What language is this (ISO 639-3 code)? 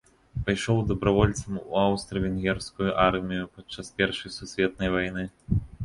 bel